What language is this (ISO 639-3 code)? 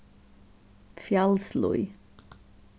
fao